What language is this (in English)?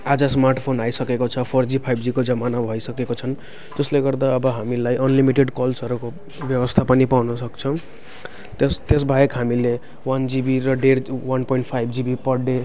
Nepali